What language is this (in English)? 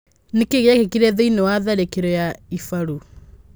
Kikuyu